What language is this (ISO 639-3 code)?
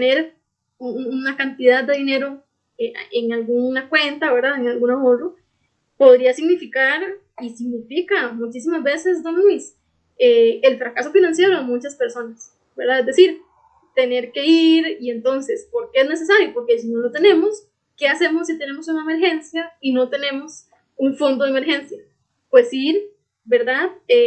spa